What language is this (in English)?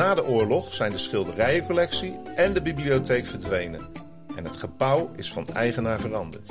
Dutch